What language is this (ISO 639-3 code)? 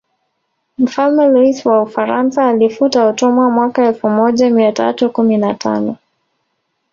swa